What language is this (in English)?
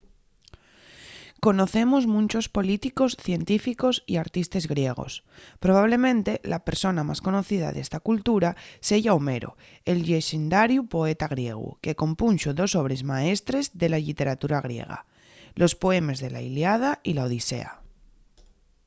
Asturian